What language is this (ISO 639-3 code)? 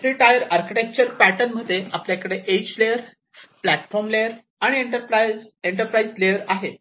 mar